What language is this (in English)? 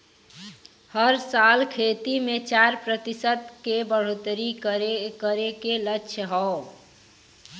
Bhojpuri